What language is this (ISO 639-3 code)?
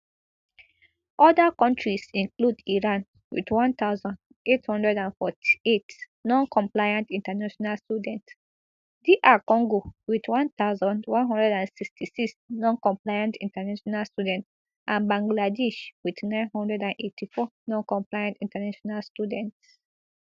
pcm